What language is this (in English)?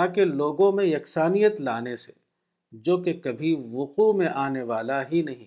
Urdu